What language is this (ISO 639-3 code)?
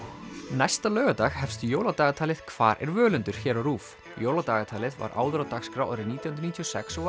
isl